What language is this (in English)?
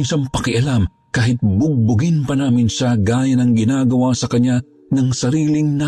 Filipino